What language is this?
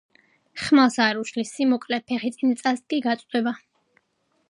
Georgian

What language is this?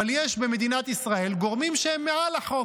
Hebrew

